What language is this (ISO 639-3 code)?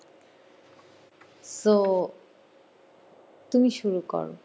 ben